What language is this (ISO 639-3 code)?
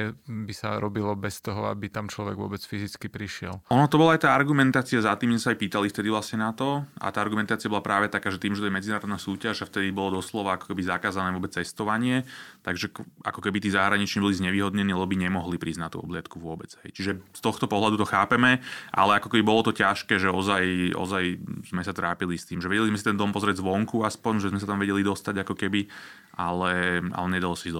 slk